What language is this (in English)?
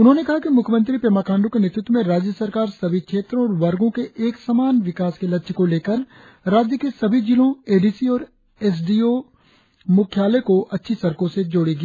Hindi